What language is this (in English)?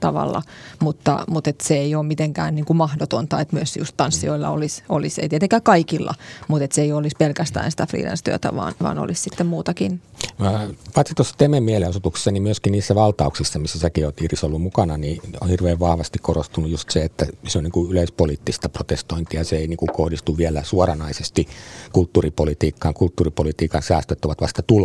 Finnish